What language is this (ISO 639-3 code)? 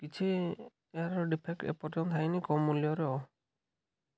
ori